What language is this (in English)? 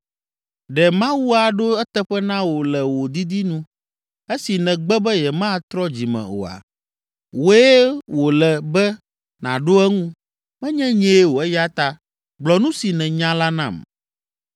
Ewe